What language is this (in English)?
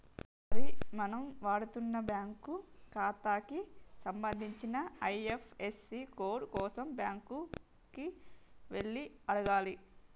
Telugu